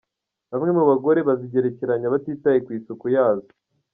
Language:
Kinyarwanda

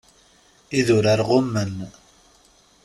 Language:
Kabyle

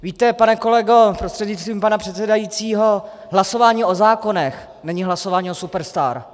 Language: Czech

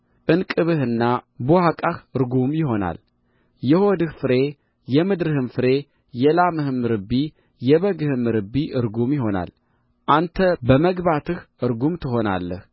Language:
Amharic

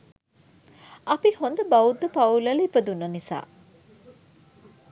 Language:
Sinhala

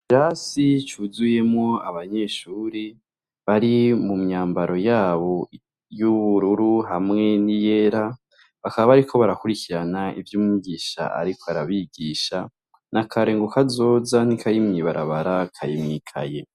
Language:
Rundi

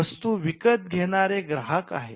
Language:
Marathi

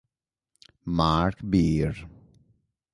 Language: Italian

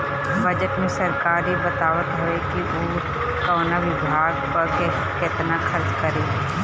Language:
Bhojpuri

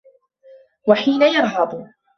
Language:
Arabic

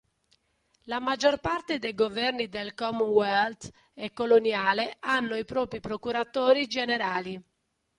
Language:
Italian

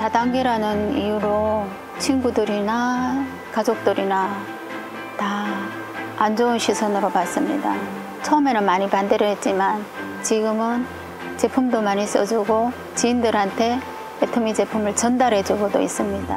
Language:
Korean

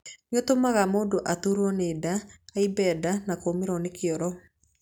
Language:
Kikuyu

